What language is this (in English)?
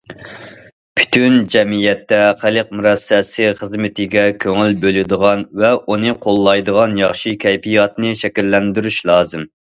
Uyghur